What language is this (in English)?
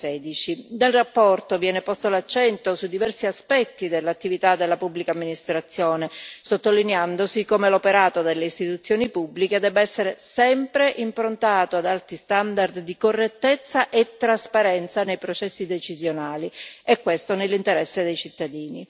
Italian